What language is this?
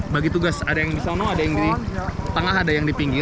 Indonesian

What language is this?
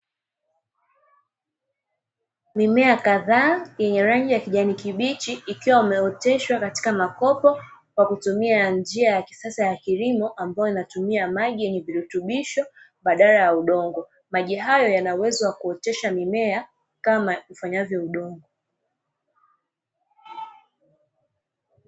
Swahili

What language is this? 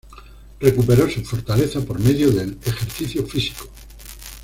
Spanish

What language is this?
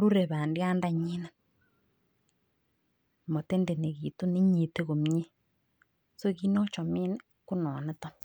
Kalenjin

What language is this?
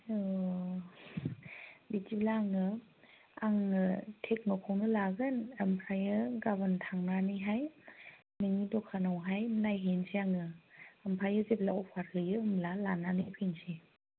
Bodo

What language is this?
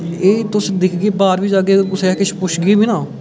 Dogri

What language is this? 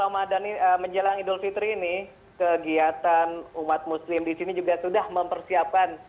Indonesian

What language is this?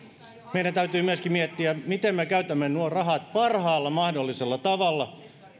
Finnish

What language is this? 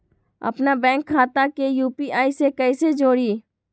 Magahi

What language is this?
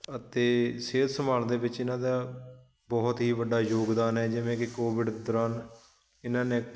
Punjabi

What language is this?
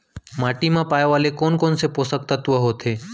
Chhattisgarhi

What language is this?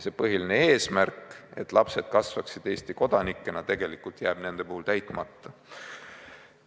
Estonian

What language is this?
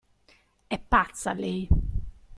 Italian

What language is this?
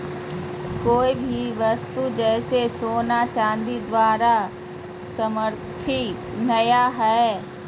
Magahi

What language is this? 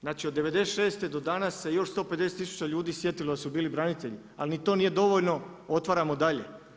Croatian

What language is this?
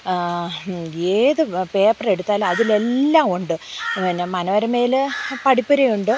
Malayalam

